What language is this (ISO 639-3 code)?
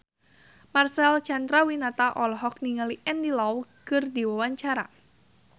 sun